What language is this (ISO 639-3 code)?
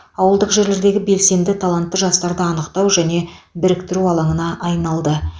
kaz